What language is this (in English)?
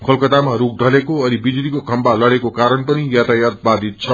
Nepali